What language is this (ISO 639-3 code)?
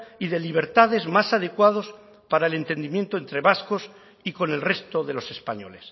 spa